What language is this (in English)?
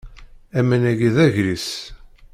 Kabyle